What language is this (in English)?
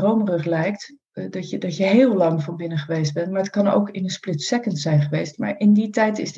Dutch